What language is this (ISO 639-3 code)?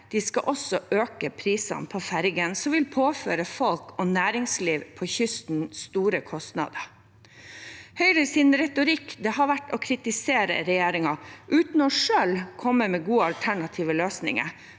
nor